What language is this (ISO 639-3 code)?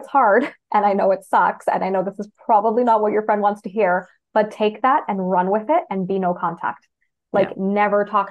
eng